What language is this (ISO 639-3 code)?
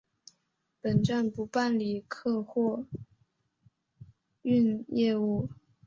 zho